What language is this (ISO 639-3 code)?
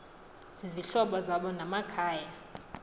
xho